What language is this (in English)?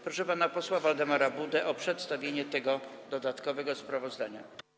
Polish